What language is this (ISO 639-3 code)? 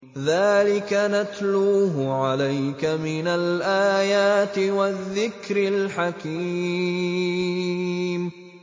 ara